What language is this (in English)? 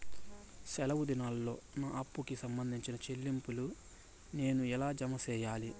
Telugu